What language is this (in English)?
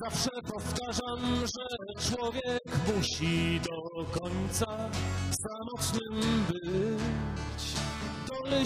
Polish